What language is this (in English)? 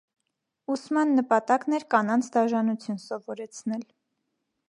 Armenian